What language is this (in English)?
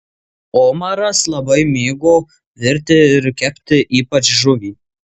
Lithuanian